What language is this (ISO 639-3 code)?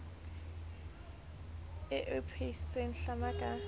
sot